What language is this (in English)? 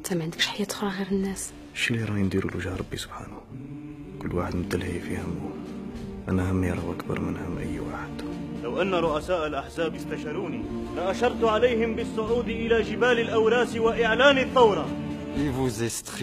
Arabic